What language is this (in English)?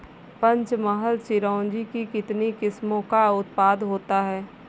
Hindi